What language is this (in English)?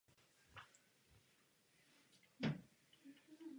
Czech